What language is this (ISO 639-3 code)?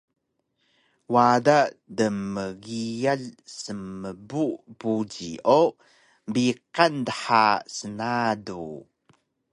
trv